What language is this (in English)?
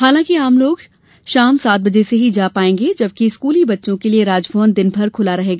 Hindi